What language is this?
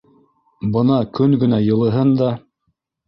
Bashkir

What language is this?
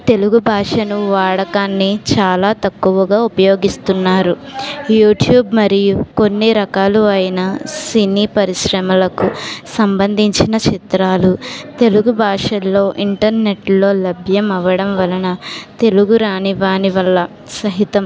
Telugu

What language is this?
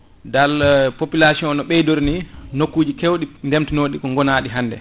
Fula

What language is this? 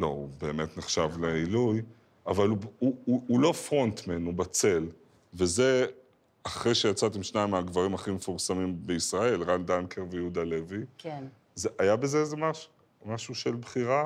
Hebrew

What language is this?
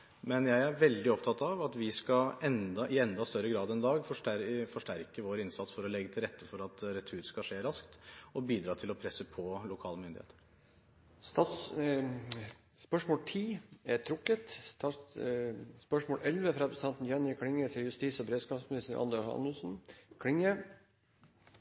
Norwegian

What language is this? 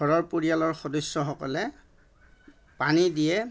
Assamese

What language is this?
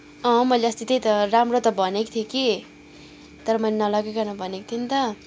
Nepali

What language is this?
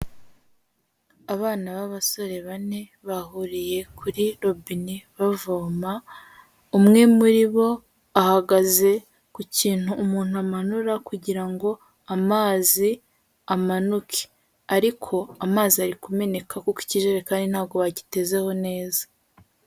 Kinyarwanda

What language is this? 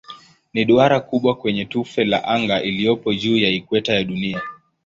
Swahili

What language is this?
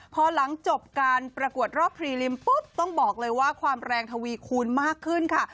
Thai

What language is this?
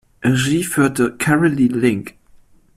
German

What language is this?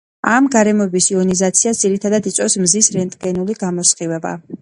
Georgian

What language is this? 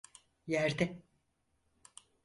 Turkish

